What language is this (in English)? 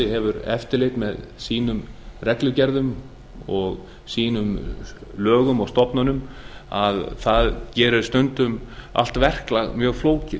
Icelandic